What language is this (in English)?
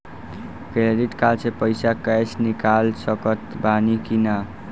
Bhojpuri